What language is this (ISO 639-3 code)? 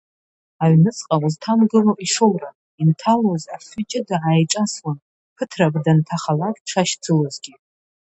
abk